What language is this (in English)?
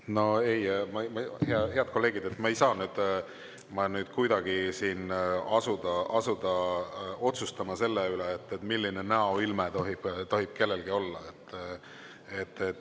Estonian